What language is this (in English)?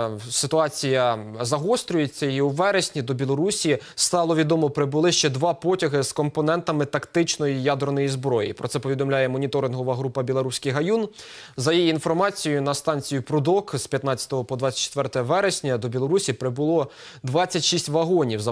Ukrainian